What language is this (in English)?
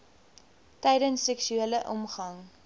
Afrikaans